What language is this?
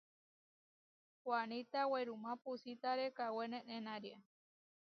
Huarijio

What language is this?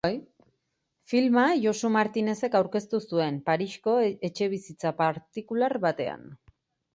Basque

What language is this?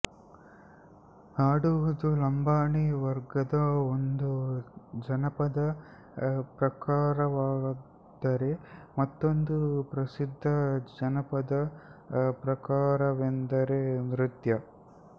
Kannada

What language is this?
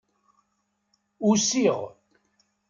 Kabyle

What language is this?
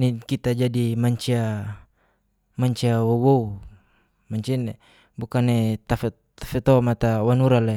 Geser-Gorom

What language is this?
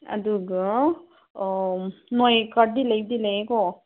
Manipuri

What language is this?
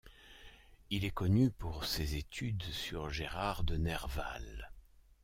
French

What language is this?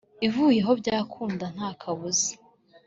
Kinyarwanda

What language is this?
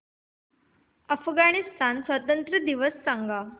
Marathi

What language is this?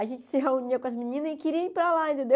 Portuguese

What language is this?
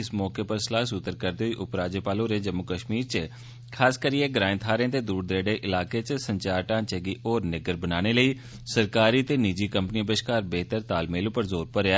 Dogri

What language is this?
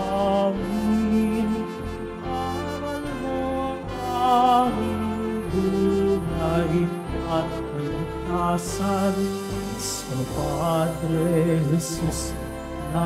Filipino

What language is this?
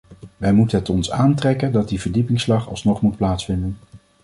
Dutch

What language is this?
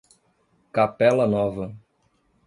Portuguese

